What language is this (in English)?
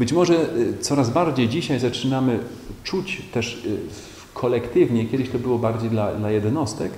Polish